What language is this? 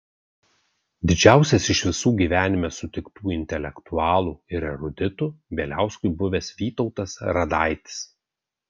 Lithuanian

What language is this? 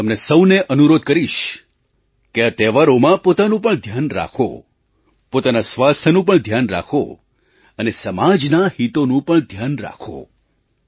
Gujarati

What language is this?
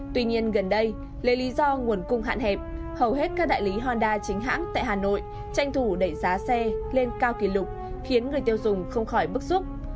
Vietnamese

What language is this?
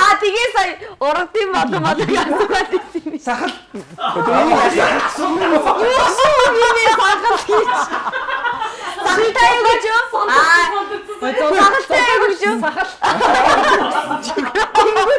Korean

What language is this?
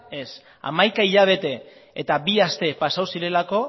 Basque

